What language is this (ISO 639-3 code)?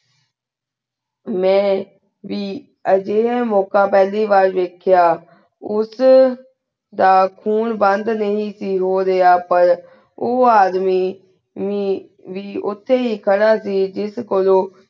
pan